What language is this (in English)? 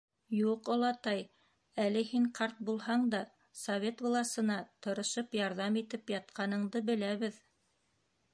Bashkir